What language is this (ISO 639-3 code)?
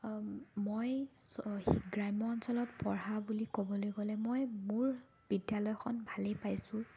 asm